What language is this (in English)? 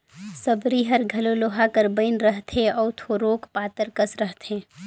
Chhattisgarhi